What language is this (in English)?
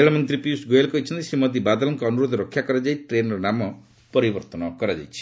Odia